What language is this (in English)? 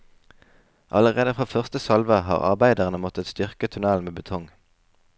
Norwegian